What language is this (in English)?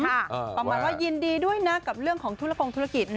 Thai